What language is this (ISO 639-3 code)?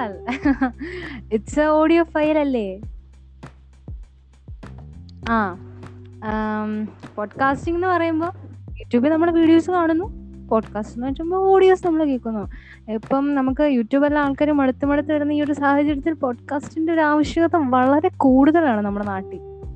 mal